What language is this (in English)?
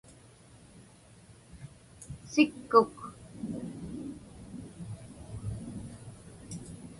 Inupiaq